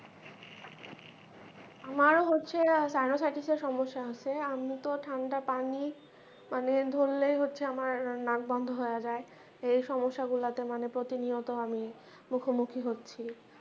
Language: Bangla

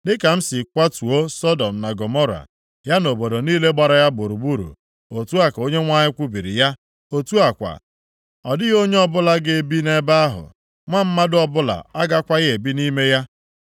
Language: Igbo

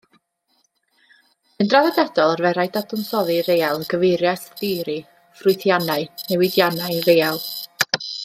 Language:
Welsh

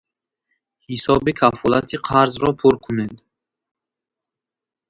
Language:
Tajik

